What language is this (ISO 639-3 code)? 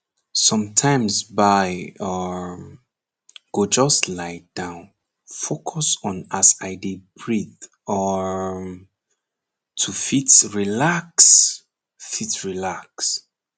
pcm